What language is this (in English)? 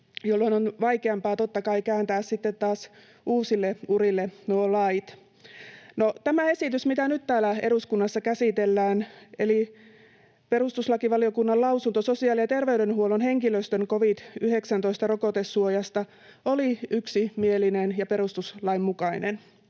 Finnish